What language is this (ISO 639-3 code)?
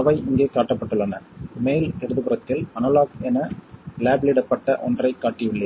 tam